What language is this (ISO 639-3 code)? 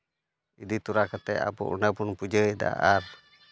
sat